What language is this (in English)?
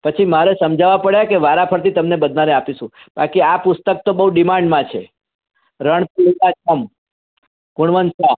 Gujarati